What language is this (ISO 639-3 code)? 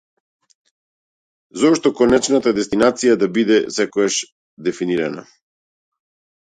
mkd